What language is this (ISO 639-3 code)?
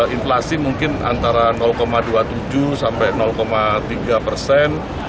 ind